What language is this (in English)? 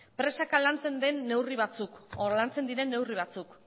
Basque